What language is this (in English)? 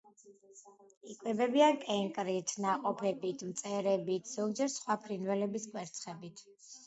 Georgian